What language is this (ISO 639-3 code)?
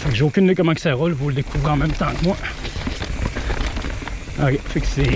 fra